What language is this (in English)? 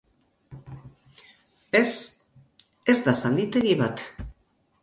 Basque